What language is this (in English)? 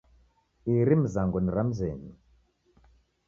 Taita